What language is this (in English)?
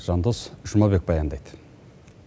Kazakh